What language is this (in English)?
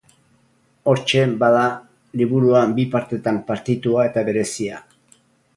Basque